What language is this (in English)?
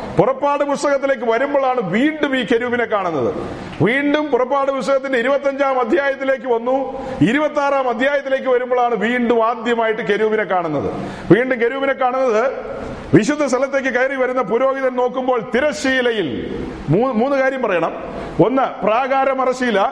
Malayalam